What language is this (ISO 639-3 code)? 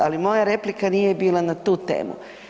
hrv